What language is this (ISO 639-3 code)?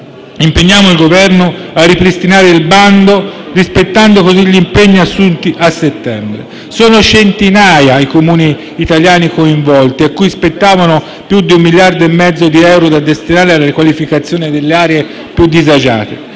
ita